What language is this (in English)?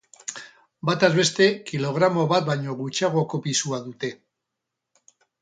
Basque